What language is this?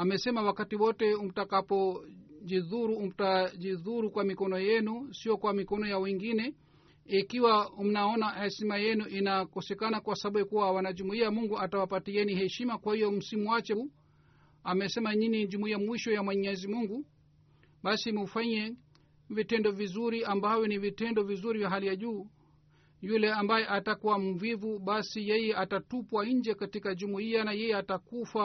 Swahili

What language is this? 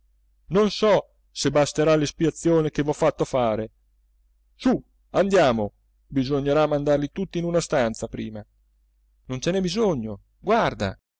Italian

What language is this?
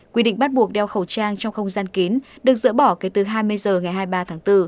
Vietnamese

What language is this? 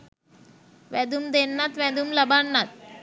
Sinhala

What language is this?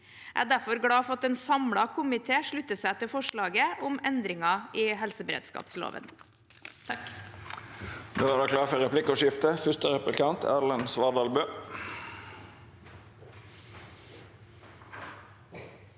Norwegian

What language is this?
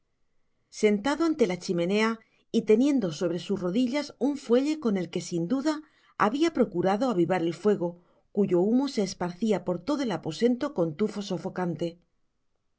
Spanish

